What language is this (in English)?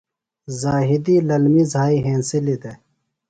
Phalura